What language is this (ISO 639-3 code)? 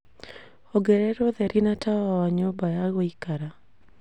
kik